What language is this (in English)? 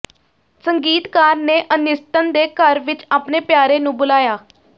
Punjabi